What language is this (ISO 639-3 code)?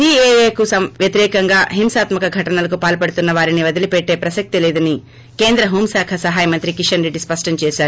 tel